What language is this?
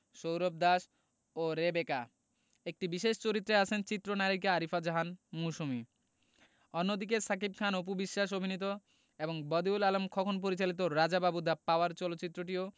Bangla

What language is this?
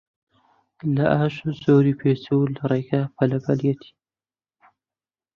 Central Kurdish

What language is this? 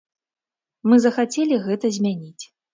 Belarusian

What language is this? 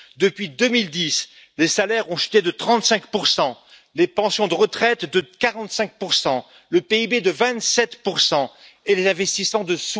French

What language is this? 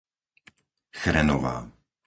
Slovak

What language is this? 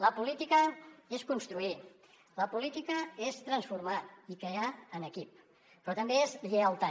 Catalan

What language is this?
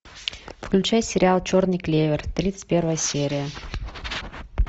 Russian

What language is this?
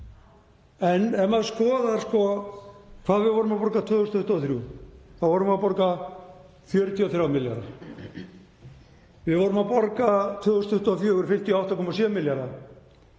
Icelandic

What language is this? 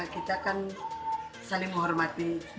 Indonesian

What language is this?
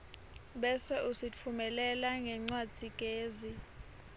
Swati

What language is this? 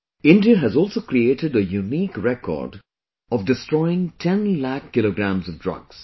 English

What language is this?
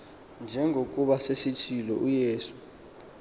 Xhosa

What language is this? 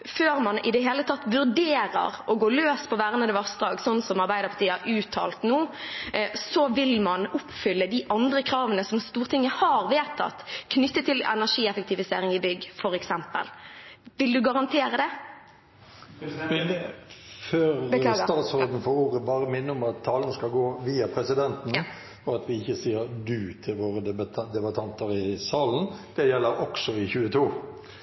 Norwegian Nynorsk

